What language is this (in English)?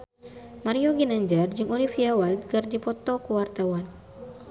Sundanese